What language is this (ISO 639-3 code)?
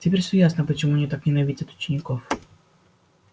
rus